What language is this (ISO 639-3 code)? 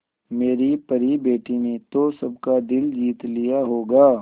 hin